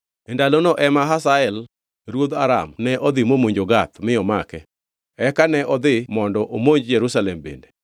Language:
Luo (Kenya and Tanzania)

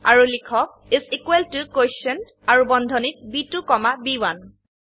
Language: Assamese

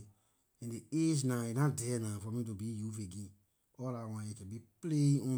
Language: Liberian English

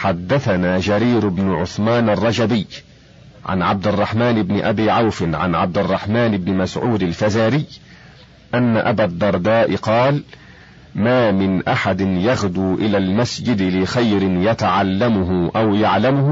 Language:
Arabic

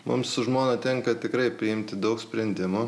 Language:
Lithuanian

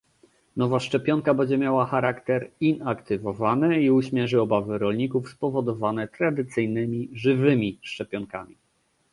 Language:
Polish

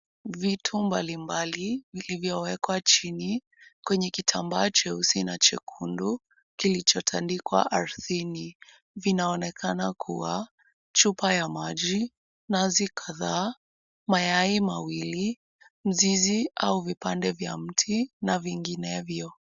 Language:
Swahili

